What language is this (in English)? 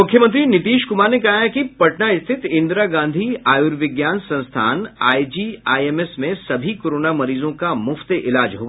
Hindi